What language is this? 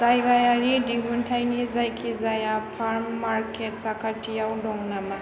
Bodo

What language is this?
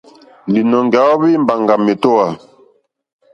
Mokpwe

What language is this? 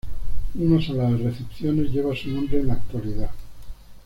Spanish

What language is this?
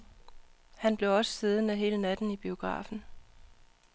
Danish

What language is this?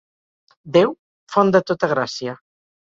Catalan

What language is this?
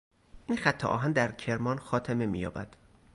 Persian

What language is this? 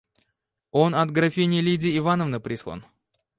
Russian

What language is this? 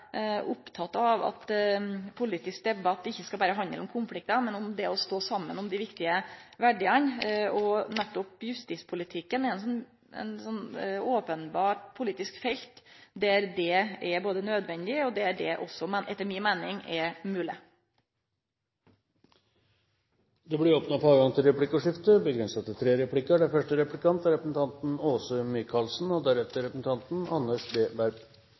Norwegian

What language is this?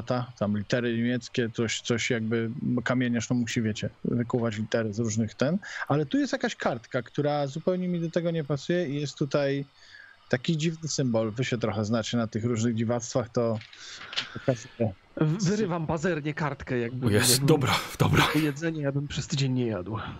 Polish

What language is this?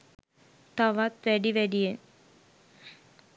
Sinhala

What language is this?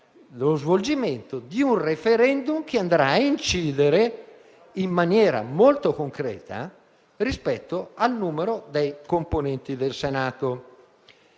Italian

